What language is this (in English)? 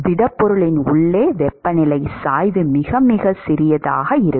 Tamil